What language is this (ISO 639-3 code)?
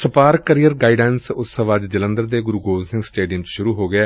pan